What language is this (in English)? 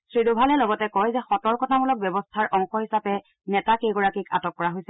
Assamese